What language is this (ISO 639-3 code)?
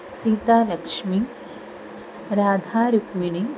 san